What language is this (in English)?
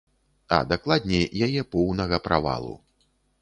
Belarusian